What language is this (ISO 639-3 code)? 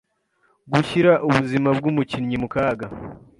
kin